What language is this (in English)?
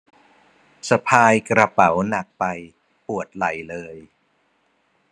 Thai